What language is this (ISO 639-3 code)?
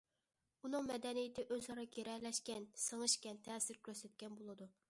uig